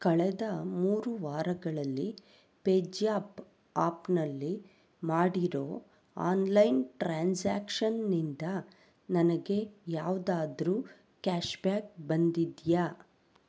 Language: Kannada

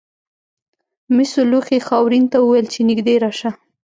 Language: Pashto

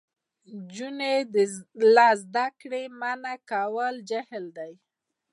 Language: Pashto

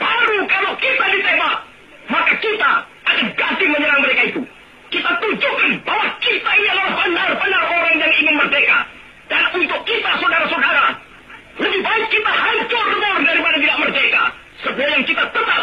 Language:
Indonesian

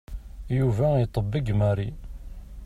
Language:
Kabyle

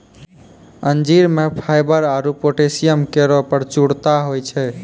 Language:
Maithili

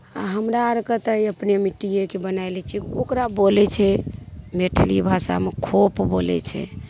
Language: Maithili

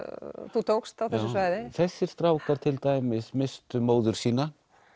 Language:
Icelandic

